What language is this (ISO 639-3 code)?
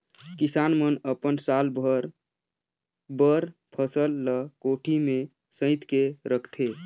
hne